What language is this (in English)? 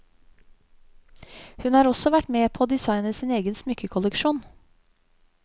Norwegian